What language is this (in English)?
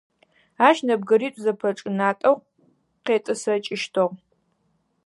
Adyghe